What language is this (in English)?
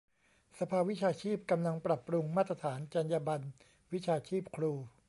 Thai